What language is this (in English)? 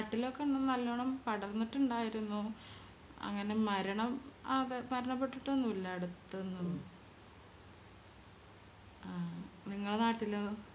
Malayalam